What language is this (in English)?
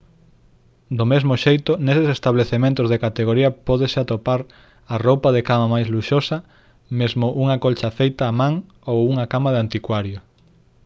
Galician